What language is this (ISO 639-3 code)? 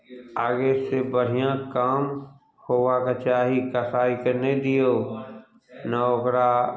mai